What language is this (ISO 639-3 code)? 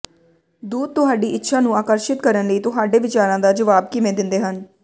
pan